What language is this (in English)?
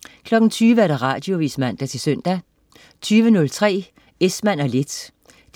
Danish